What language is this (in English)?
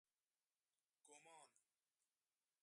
Persian